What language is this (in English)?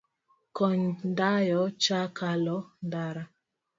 Luo (Kenya and Tanzania)